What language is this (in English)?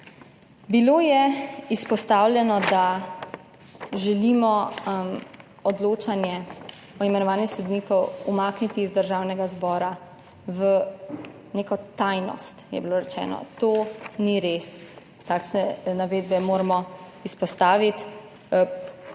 Slovenian